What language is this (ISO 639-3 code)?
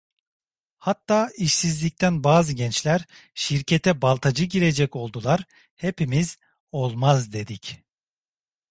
tur